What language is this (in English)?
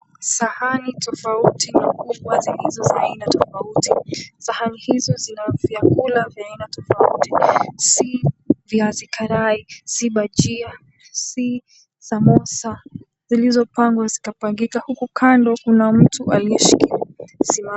Swahili